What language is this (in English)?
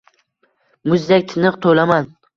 Uzbek